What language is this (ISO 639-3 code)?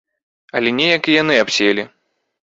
bel